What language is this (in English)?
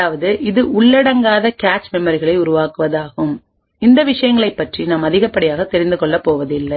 Tamil